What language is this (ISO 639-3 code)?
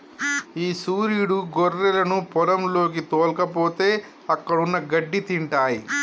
tel